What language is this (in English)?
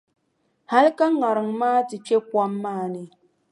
Dagbani